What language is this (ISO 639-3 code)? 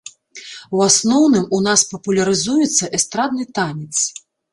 bel